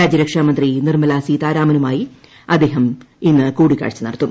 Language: Malayalam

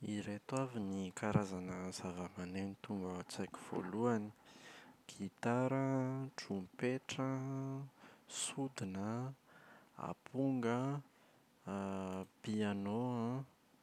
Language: Malagasy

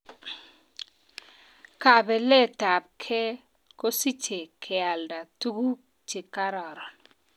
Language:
Kalenjin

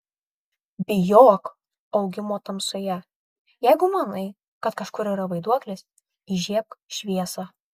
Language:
Lithuanian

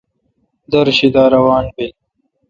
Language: Kalkoti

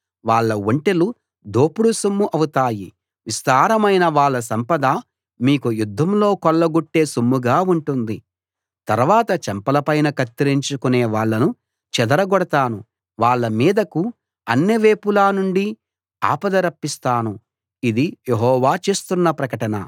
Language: Telugu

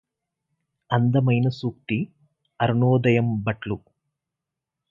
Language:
Telugu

